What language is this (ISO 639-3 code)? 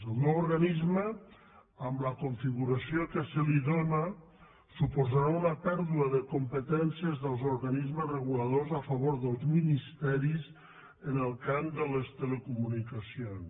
cat